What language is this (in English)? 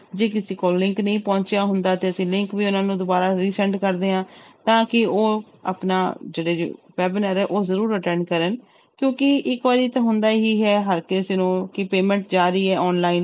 Punjabi